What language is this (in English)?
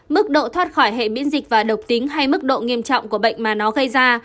Vietnamese